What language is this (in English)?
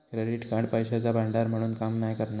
Marathi